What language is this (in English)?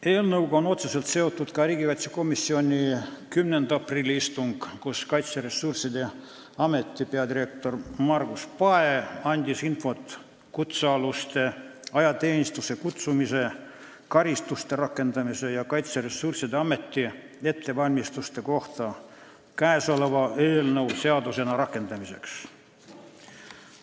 Estonian